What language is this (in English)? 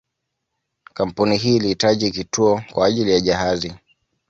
Swahili